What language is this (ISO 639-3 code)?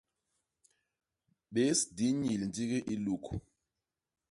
bas